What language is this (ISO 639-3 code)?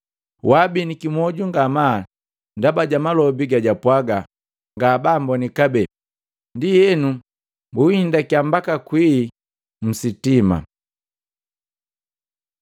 mgv